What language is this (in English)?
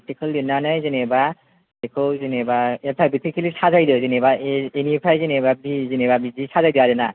Bodo